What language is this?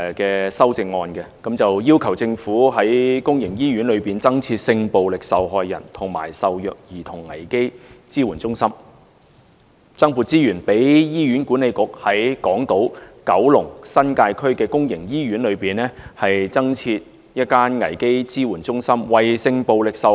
Cantonese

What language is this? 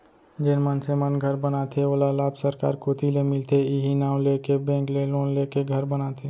Chhattisgarhi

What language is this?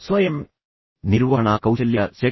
Kannada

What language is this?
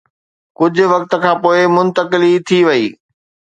Sindhi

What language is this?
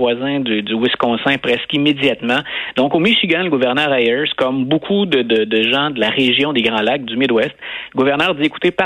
French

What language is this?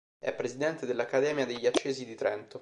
Italian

